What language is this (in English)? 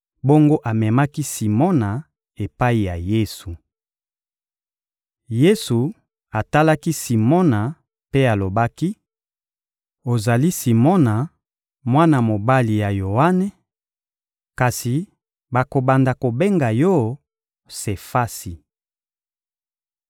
Lingala